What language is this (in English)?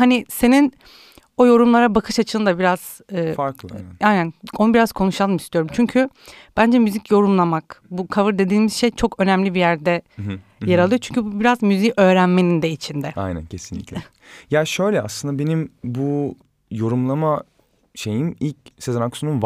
Turkish